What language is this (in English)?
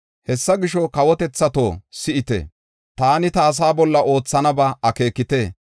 Gofa